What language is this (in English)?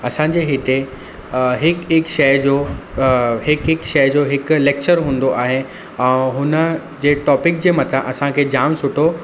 Sindhi